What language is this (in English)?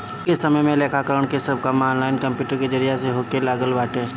Bhojpuri